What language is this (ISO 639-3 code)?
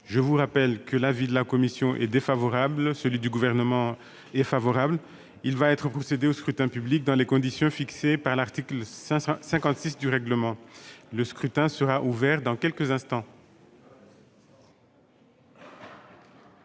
fra